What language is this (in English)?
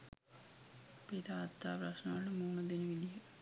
Sinhala